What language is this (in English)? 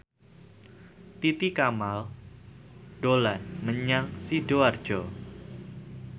Javanese